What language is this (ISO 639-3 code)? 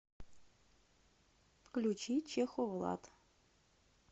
rus